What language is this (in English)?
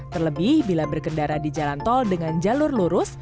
Indonesian